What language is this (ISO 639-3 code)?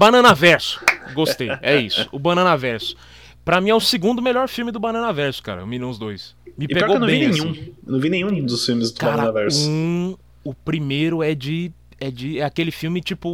por